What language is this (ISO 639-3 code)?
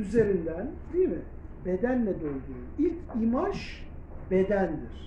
tur